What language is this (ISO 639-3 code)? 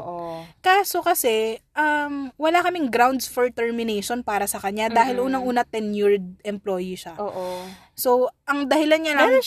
fil